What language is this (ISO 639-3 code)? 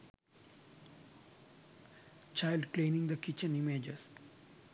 sin